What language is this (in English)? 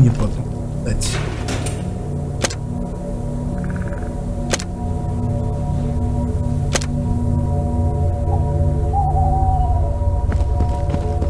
Russian